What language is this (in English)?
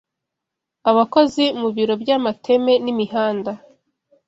Kinyarwanda